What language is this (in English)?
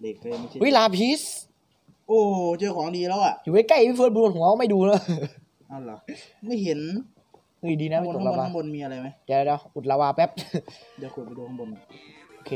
Thai